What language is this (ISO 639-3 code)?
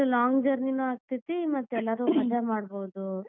kan